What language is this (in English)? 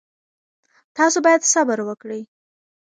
Pashto